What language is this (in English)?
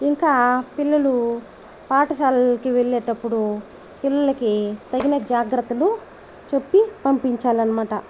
Telugu